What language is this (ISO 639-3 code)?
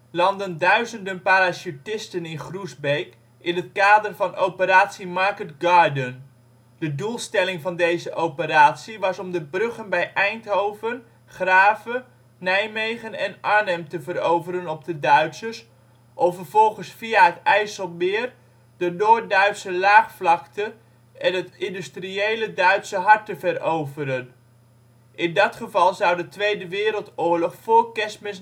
nld